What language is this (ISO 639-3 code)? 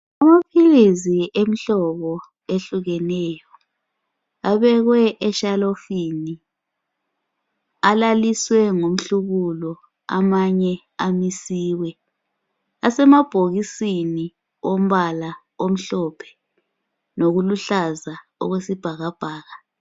nde